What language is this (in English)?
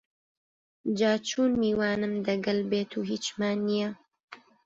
Central Kurdish